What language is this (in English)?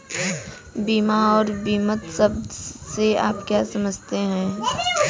Hindi